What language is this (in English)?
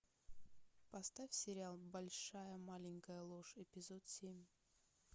Russian